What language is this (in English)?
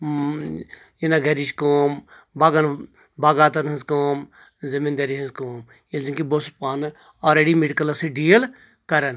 Kashmiri